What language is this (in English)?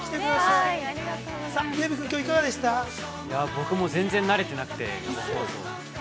Japanese